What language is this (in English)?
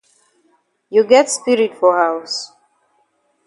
Cameroon Pidgin